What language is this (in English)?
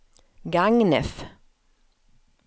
Swedish